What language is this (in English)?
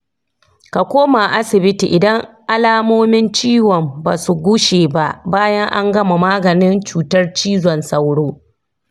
Hausa